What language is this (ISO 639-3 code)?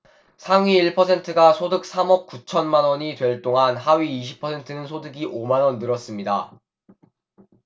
kor